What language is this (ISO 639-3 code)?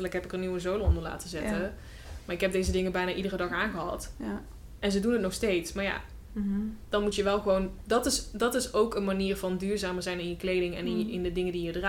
nld